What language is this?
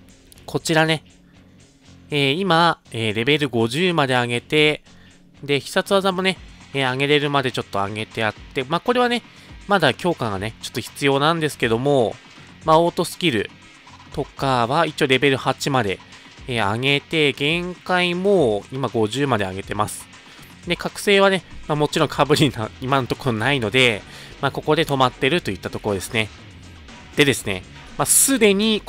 Japanese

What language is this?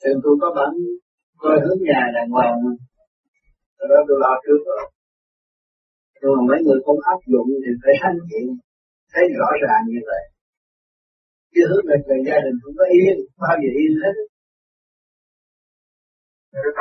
Vietnamese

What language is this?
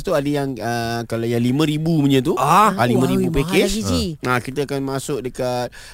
Malay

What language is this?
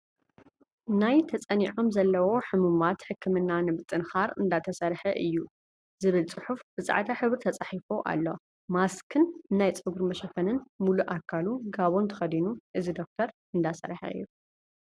Tigrinya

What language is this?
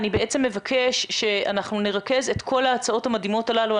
Hebrew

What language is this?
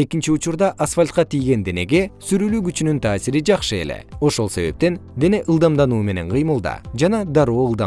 Kyrgyz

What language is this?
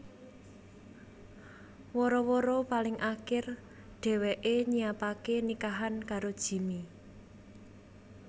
Javanese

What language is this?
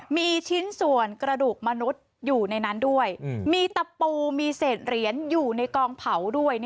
Thai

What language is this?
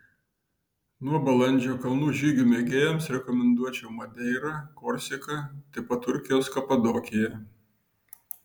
Lithuanian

